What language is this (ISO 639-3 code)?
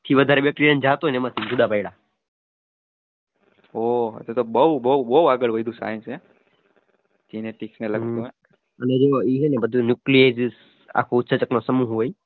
guj